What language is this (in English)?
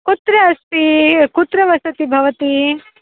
Sanskrit